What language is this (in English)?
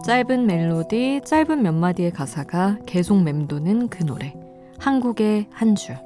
Korean